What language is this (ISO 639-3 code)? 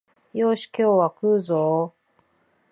jpn